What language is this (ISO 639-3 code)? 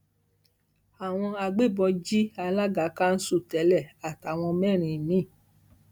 yor